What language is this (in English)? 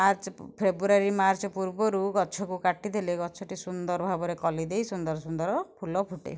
Odia